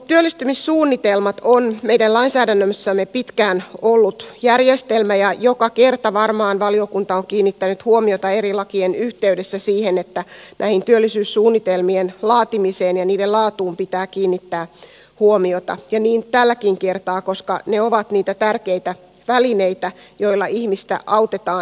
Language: Finnish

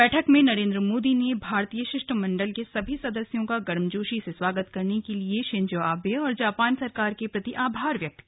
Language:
Hindi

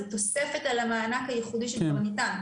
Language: Hebrew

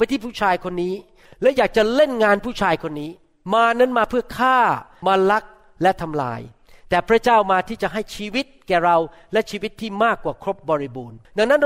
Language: Thai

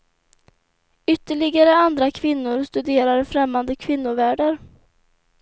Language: Swedish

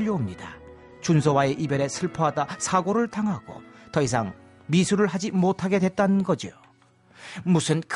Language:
Korean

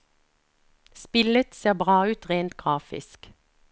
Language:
Norwegian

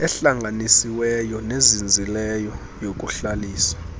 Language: Xhosa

